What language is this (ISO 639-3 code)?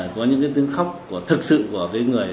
vie